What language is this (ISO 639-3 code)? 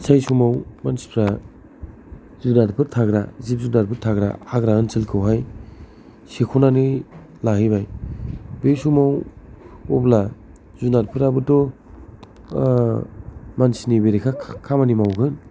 brx